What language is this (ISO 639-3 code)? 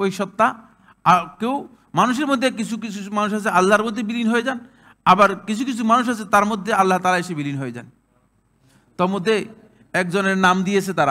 ara